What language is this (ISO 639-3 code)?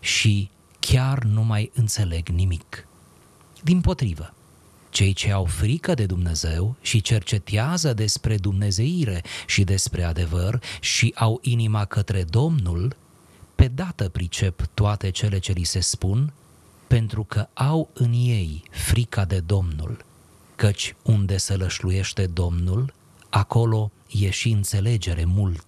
ron